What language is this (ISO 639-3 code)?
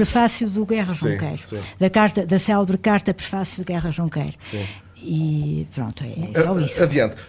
por